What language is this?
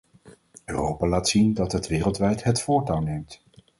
Dutch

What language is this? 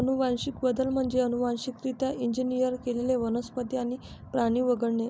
Marathi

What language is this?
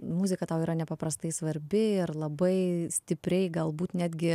Lithuanian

